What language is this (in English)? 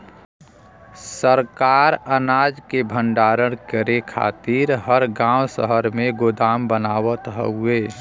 Bhojpuri